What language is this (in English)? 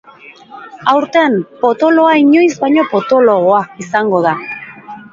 Basque